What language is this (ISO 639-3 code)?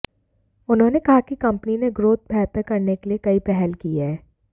hin